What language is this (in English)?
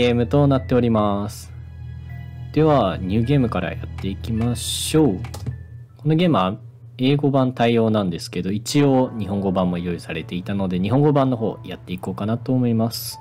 Japanese